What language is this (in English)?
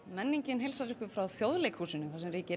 Icelandic